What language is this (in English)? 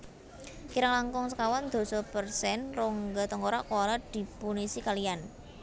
Javanese